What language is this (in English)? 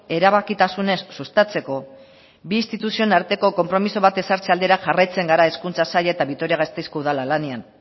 Basque